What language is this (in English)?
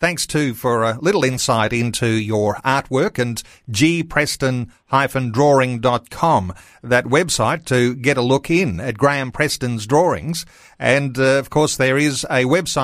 English